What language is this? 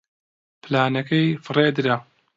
Central Kurdish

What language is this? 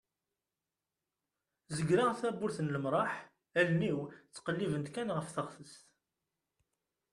Kabyle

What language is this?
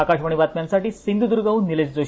Marathi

